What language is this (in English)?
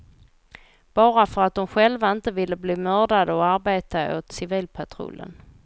Swedish